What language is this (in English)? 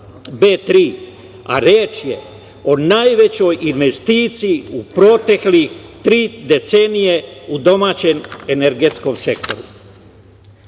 Serbian